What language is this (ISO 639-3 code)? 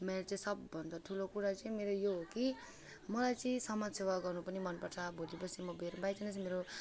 nep